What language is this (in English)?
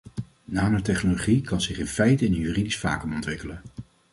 Dutch